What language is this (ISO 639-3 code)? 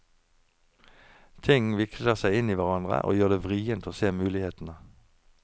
nor